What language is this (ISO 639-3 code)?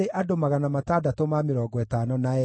kik